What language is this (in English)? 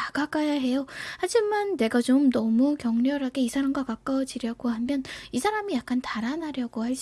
Korean